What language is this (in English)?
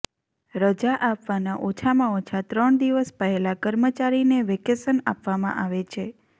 Gujarati